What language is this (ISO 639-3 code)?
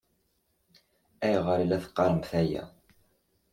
kab